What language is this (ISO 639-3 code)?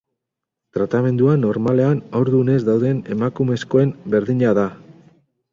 eus